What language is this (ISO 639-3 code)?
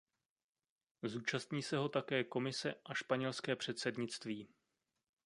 ces